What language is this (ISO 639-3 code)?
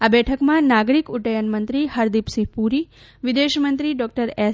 guj